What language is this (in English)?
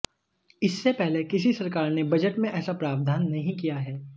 Hindi